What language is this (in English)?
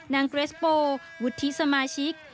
Thai